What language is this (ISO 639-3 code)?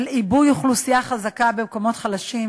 heb